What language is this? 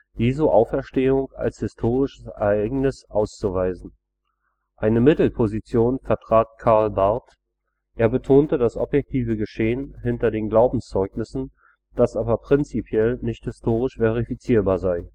German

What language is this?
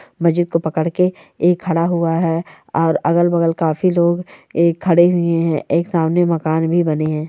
Marwari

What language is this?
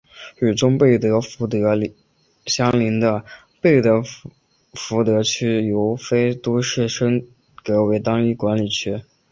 Chinese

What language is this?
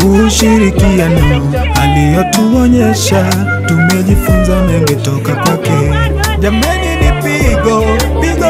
Arabic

